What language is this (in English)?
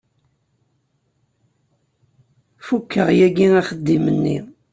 Kabyle